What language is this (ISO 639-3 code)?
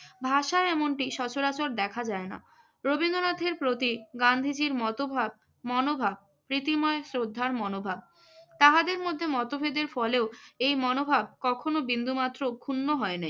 ben